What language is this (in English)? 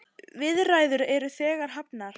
Icelandic